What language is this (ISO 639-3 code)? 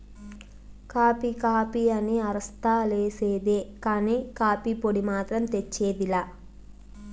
tel